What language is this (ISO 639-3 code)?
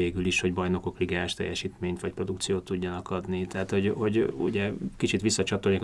hun